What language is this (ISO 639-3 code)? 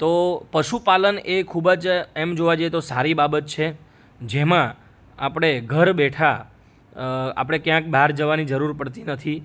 guj